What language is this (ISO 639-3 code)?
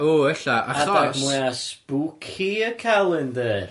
cym